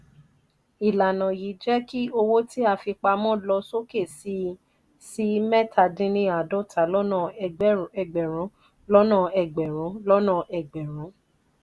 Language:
Yoruba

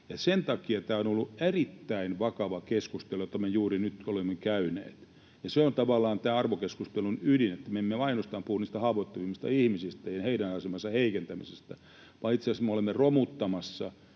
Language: Finnish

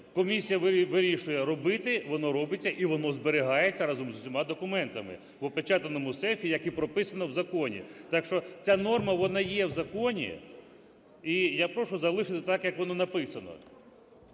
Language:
Ukrainian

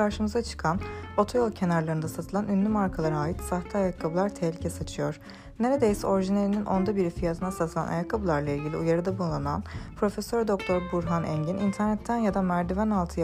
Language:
Turkish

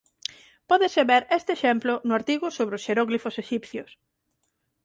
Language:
Galician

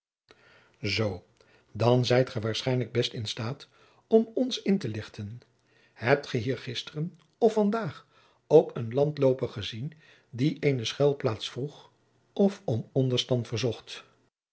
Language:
Dutch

